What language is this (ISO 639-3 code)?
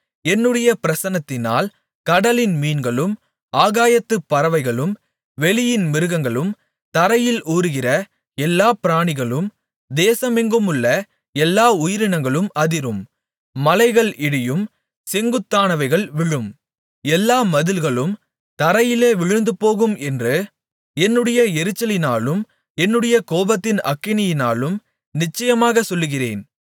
tam